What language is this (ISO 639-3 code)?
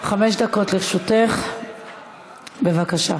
heb